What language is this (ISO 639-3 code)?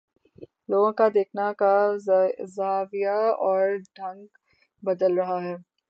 urd